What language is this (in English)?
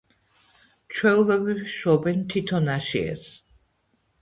Georgian